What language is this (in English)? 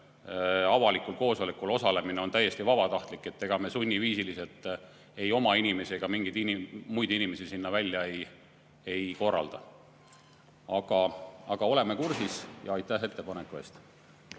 Estonian